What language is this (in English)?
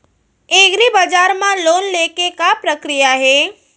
Chhattisgarhi